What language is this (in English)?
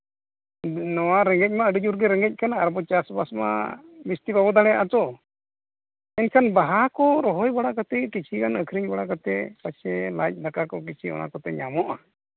Santali